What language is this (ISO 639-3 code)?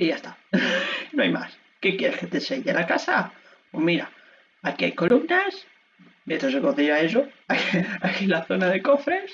spa